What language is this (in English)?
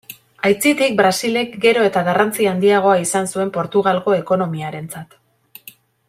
Basque